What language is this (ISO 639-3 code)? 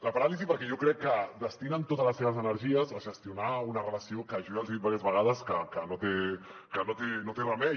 cat